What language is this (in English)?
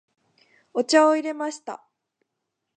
Japanese